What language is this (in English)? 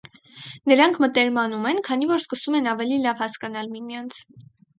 Armenian